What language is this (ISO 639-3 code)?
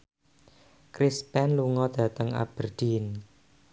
jav